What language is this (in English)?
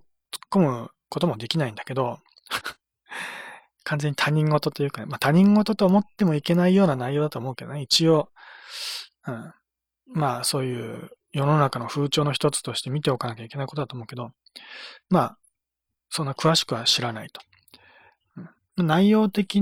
Japanese